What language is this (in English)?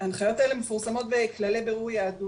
Hebrew